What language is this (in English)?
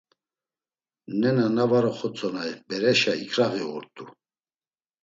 Laz